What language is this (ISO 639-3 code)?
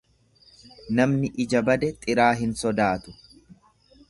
orm